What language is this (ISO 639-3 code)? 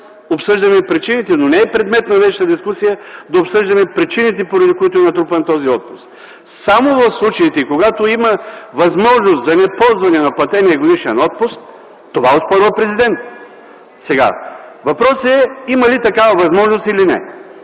bul